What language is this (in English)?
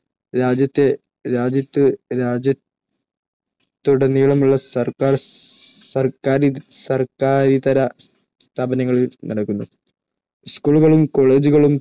Malayalam